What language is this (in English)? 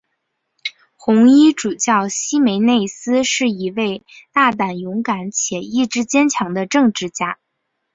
Chinese